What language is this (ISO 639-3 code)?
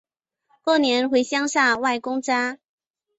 zho